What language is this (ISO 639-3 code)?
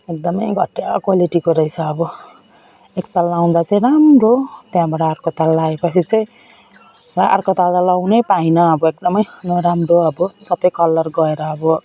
nep